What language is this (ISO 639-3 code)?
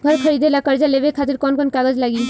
bho